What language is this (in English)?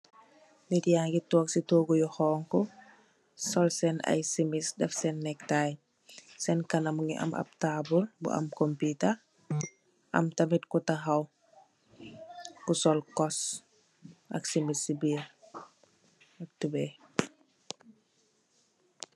Wolof